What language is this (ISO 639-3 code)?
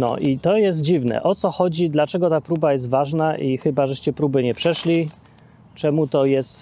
pol